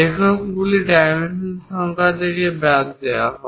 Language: Bangla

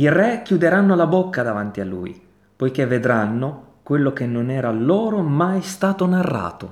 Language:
Italian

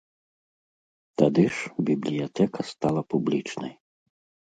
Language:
Belarusian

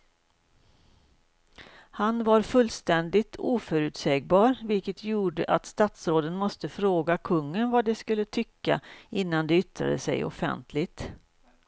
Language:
Swedish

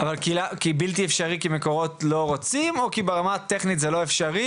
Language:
Hebrew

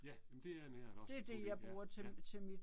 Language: Danish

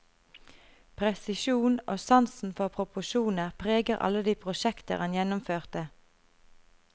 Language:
Norwegian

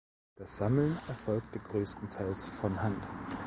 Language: German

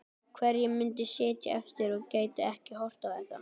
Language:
Icelandic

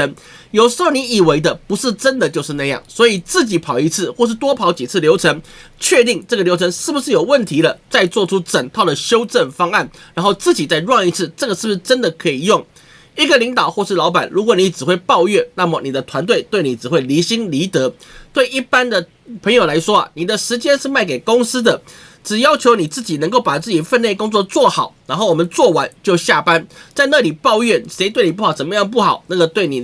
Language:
Chinese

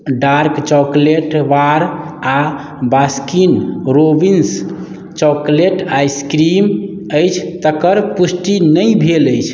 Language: Maithili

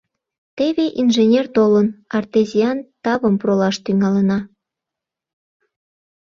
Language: Mari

